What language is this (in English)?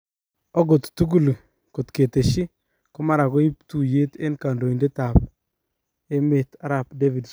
Kalenjin